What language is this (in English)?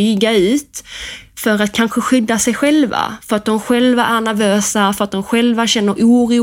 Swedish